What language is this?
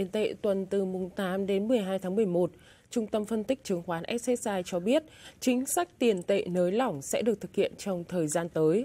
Vietnamese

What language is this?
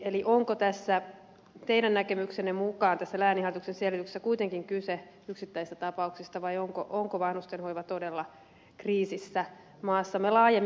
Finnish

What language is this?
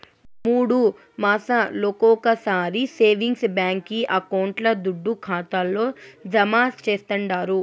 Telugu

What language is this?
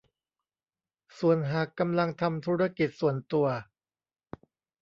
Thai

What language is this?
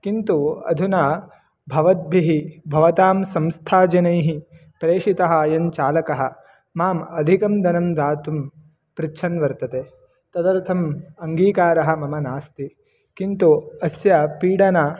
Sanskrit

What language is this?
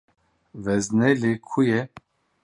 Kurdish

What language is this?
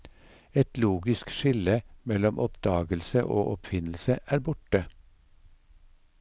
Norwegian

